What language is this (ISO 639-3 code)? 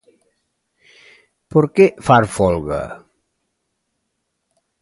glg